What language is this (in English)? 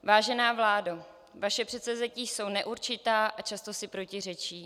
Czech